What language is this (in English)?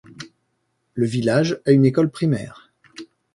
French